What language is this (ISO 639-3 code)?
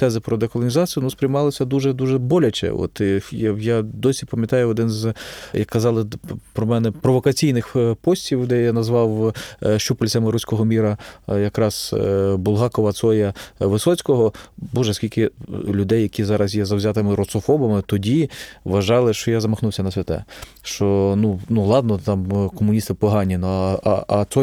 ukr